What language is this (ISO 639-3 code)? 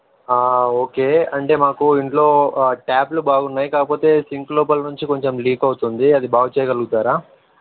tel